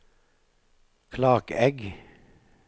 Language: Norwegian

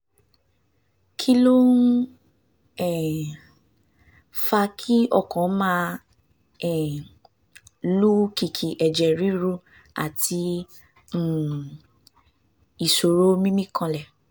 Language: Yoruba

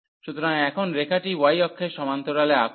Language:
Bangla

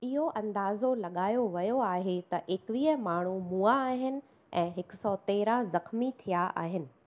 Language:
Sindhi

